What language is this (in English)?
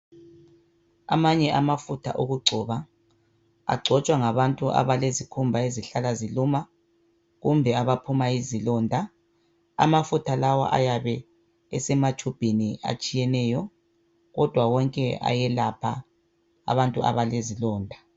North Ndebele